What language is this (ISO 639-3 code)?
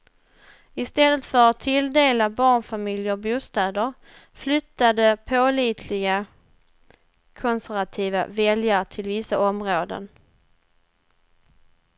swe